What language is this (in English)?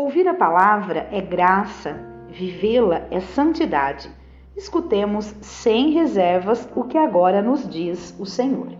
Portuguese